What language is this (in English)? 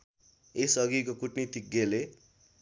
Nepali